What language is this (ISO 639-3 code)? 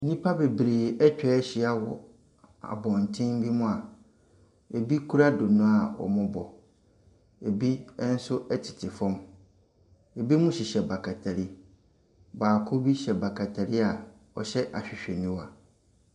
aka